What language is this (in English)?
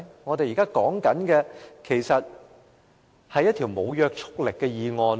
Cantonese